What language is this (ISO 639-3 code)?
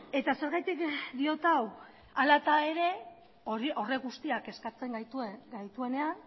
eus